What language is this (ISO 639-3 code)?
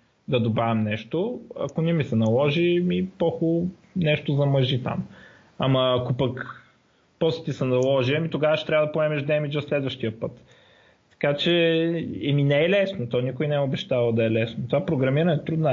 bul